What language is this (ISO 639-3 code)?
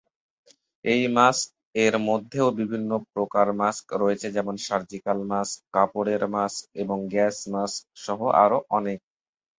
ben